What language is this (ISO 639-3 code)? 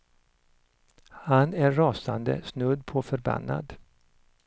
swe